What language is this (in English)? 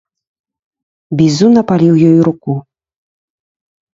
Belarusian